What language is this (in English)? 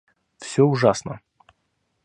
Russian